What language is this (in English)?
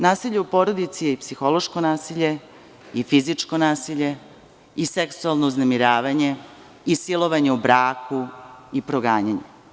Serbian